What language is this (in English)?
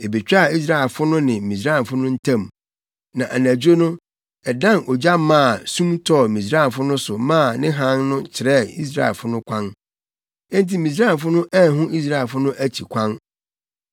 Akan